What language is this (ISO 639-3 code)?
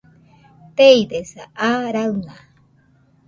hux